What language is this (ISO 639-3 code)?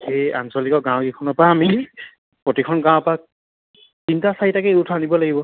asm